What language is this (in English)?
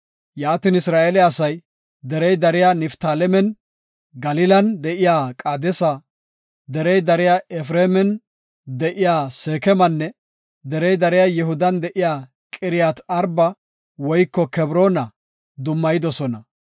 Gofa